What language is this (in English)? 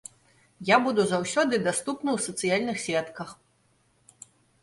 Belarusian